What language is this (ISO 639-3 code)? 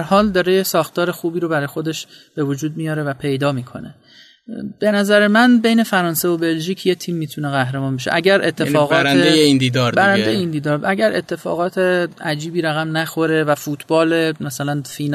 fas